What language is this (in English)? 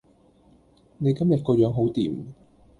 Cantonese